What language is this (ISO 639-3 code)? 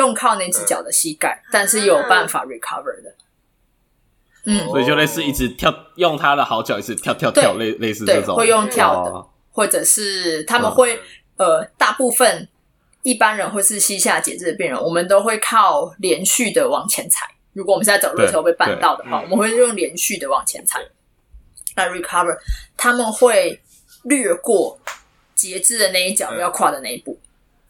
zho